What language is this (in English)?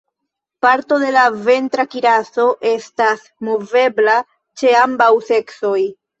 Esperanto